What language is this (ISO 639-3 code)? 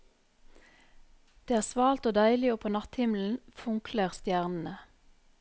nor